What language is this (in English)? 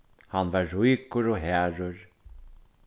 Faroese